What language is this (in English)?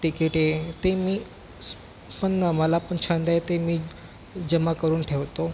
Marathi